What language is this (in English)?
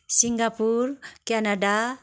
Nepali